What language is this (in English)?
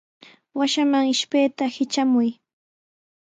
Sihuas Ancash Quechua